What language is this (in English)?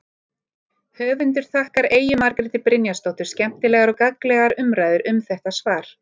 Icelandic